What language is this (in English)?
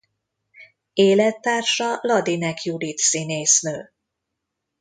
Hungarian